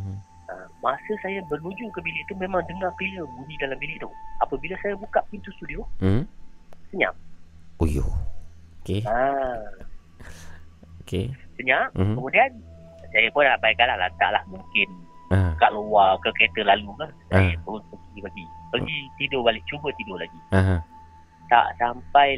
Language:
Malay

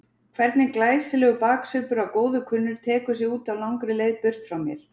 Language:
Icelandic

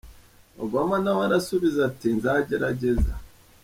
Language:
Kinyarwanda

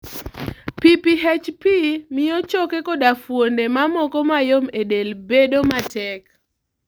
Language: Luo (Kenya and Tanzania)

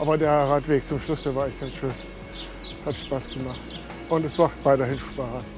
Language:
German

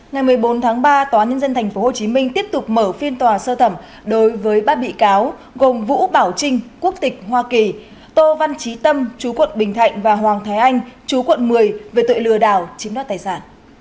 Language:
Vietnamese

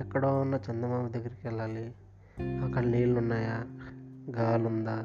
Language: Telugu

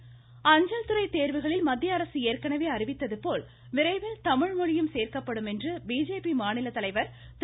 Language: Tamil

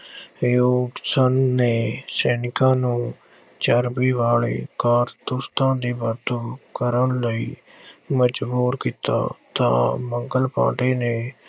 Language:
Punjabi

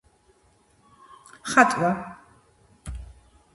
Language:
Georgian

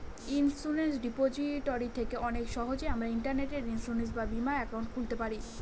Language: Bangla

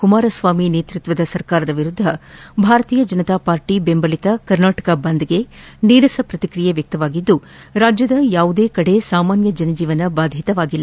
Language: Kannada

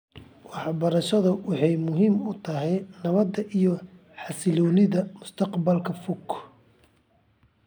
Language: Somali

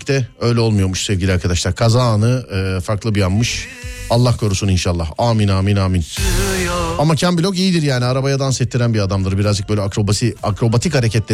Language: Turkish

